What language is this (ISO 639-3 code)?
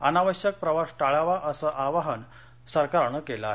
mar